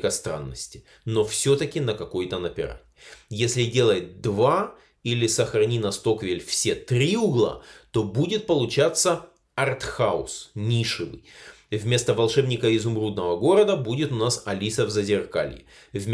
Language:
Russian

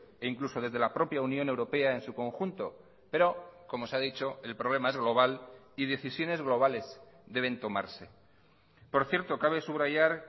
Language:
Spanish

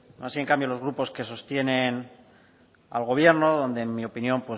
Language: Spanish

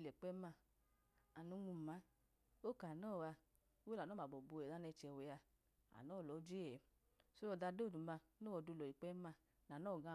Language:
Idoma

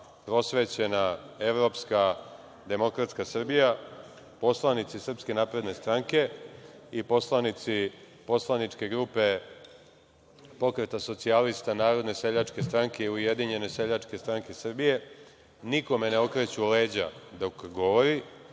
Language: Serbian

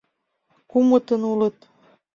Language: Mari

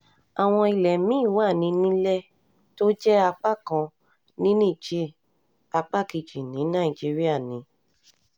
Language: Yoruba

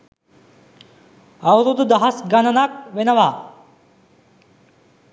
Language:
Sinhala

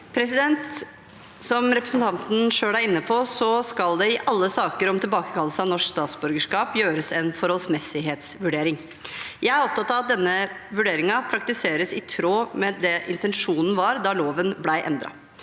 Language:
Norwegian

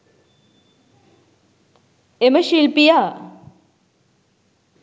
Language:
Sinhala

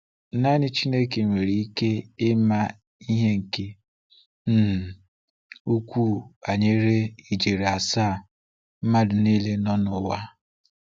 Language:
Igbo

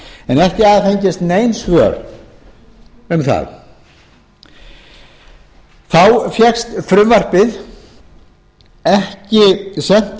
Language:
Icelandic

